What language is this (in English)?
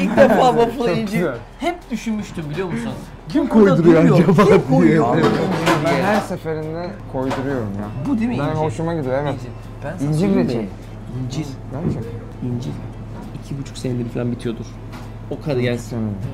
Turkish